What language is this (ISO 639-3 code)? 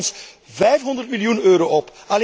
nld